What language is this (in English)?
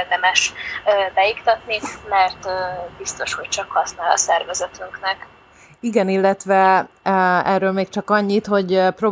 Hungarian